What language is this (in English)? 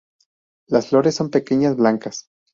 Spanish